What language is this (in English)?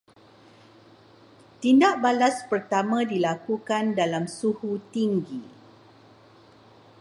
Malay